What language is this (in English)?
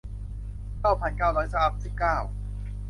Thai